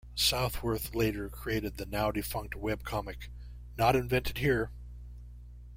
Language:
English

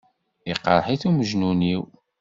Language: Kabyle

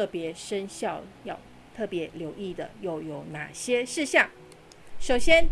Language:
Chinese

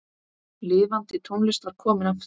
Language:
Icelandic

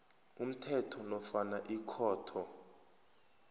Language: South Ndebele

